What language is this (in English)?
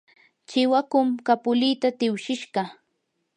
Yanahuanca Pasco Quechua